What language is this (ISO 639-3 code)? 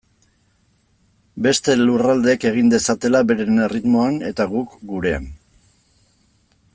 eus